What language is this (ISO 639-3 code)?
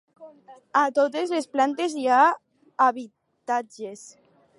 cat